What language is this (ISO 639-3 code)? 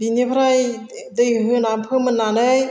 brx